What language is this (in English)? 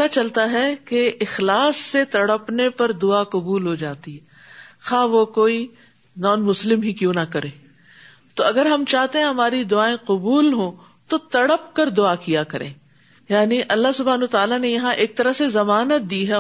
Urdu